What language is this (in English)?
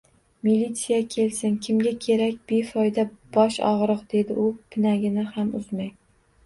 Uzbek